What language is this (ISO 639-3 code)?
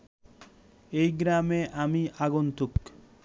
ben